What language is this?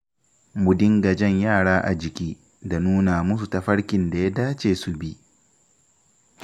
Hausa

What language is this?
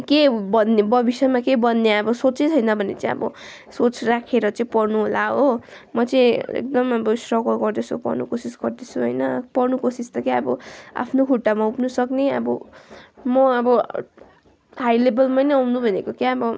Nepali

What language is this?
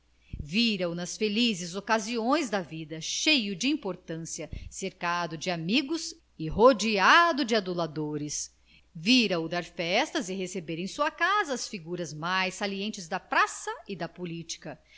Portuguese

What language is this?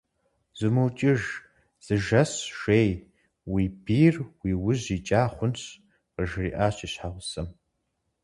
Kabardian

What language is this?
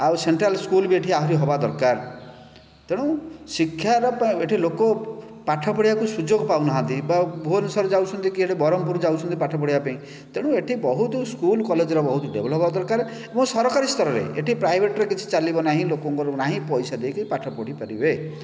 Odia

